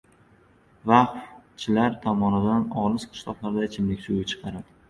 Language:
Uzbek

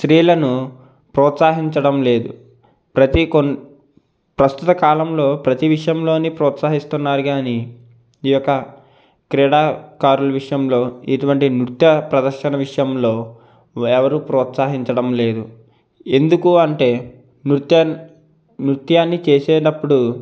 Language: Telugu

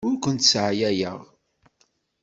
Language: Kabyle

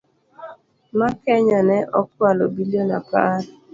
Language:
Luo (Kenya and Tanzania)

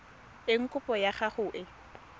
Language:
Tswana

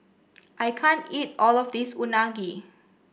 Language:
English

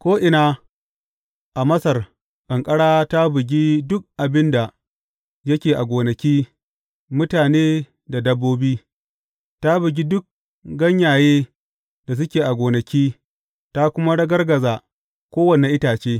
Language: Hausa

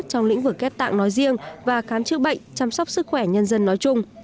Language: Vietnamese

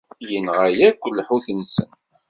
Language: Kabyle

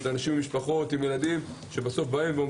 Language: Hebrew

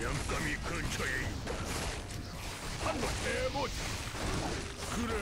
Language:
Korean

